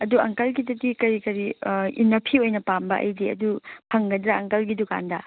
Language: Manipuri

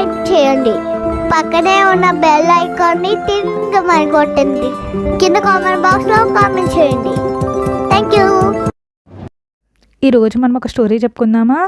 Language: Telugu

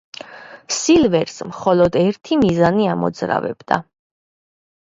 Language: Georgian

